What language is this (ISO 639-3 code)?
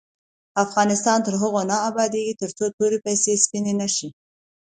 pus